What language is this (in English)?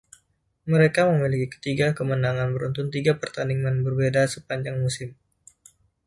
Indonesian